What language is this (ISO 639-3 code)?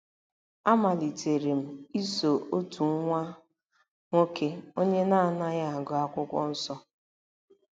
ibo